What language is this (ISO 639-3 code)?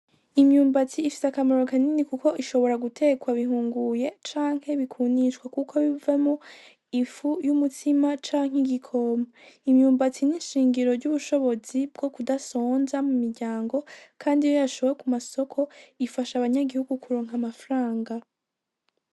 run